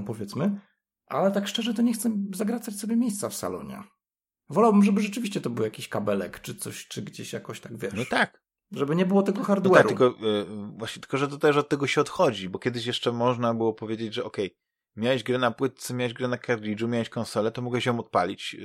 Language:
Polish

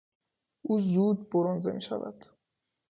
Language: Persian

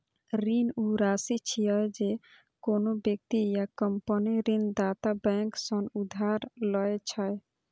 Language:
Maithili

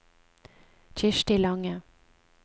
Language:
Norwegian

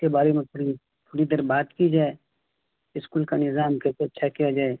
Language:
Urdu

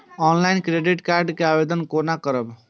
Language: Maithili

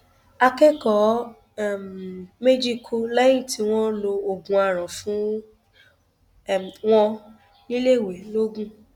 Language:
Yoruba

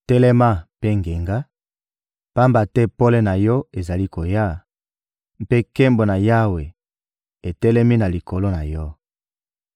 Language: Lingala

